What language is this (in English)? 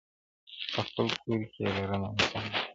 Pashto